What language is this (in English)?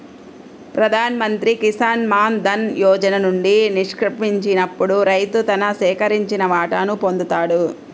Telugu